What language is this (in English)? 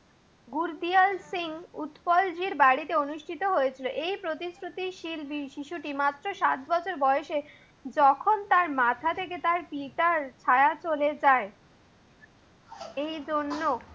Bangla